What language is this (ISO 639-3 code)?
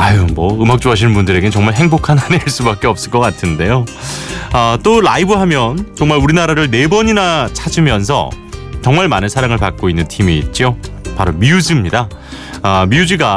kor